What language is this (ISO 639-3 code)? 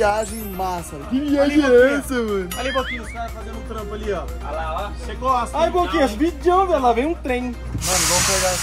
por